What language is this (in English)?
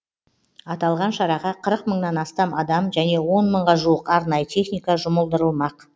Kazakh